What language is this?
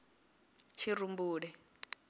Venda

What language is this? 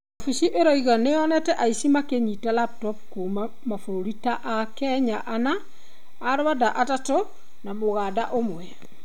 Kikuyu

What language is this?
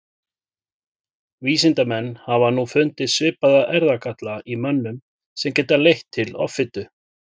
Icelandic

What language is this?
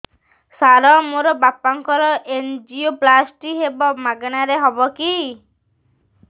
Odia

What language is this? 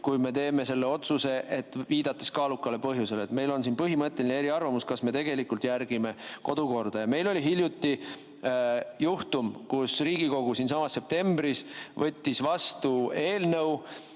Estonian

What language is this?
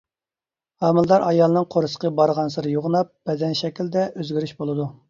Uyghur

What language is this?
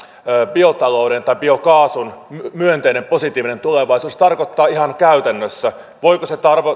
Finnish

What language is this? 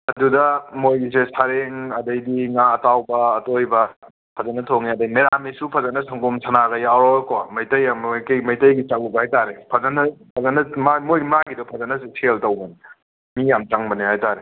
Manipuri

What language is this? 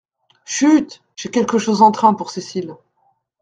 French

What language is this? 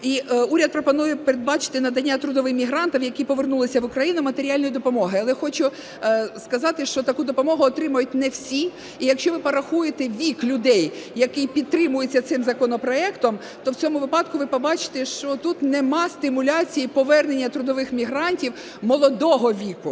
Ukrainian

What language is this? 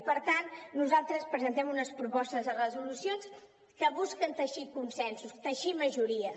Catalan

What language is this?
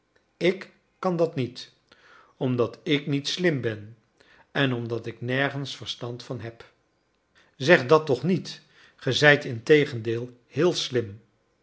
Dutch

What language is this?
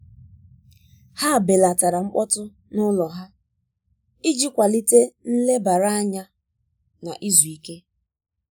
Igbo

